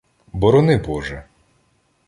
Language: Ukrainian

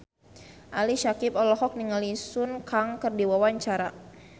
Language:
Sundanese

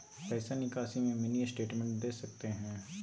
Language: Magahi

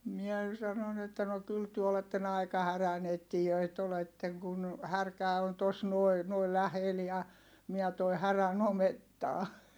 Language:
Finnish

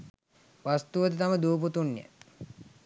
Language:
Sinhala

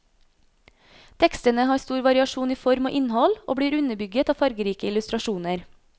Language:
Norwegian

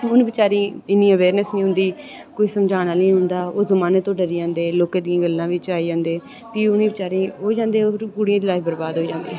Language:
Dogri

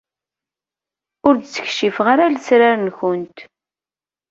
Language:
Kabyle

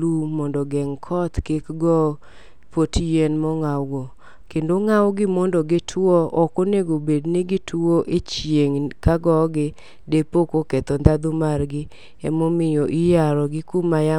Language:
Luo (Kenya and Tanzania)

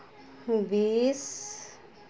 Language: Santali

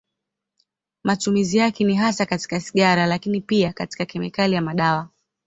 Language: Swahili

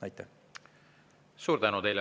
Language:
Estonian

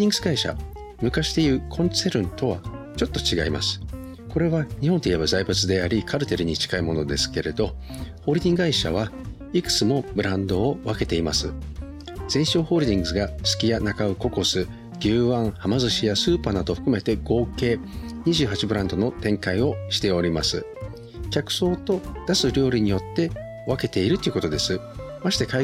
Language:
Japanese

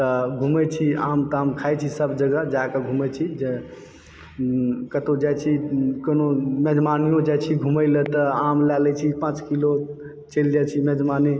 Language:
Maithili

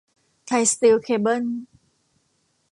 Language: Thai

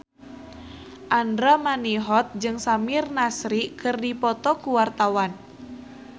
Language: Sundanese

